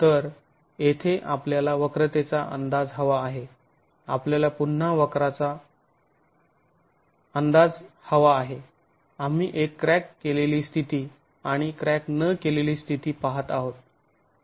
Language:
Marathi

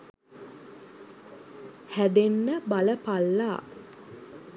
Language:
Sinhala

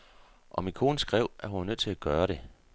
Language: Danish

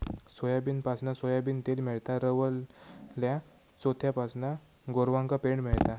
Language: Marathi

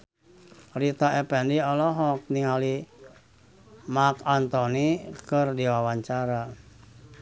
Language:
Sundanese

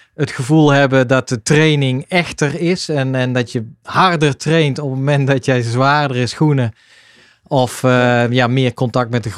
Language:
Dutch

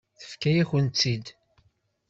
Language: Kabyle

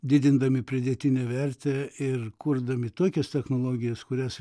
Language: Lithuanian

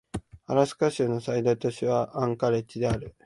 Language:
Japanese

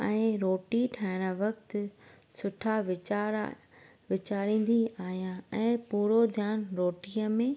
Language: Sindhi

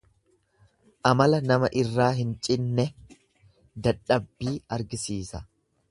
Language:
Oromo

